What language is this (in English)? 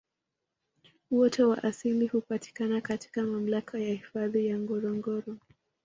Swahili